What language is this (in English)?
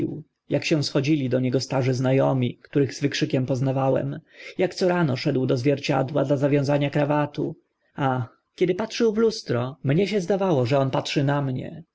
Polish